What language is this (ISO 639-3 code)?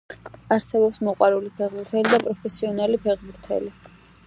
kat